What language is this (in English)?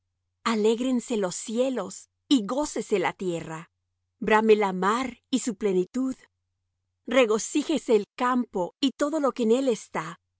Spanish